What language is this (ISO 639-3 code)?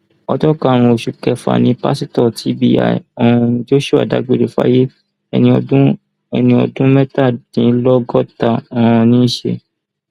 yor